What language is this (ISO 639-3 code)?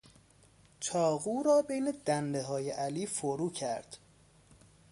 fas